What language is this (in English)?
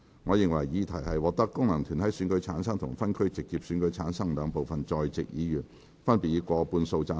Cantonese